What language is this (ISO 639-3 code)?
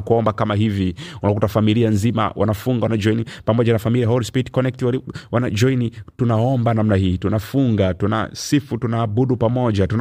swa